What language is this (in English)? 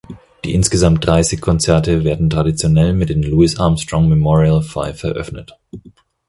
German